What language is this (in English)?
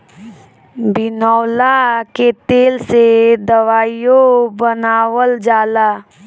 Bhojpuri